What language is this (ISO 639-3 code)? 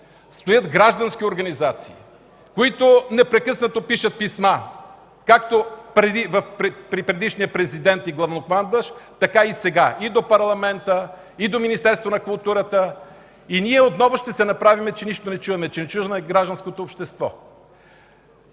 bul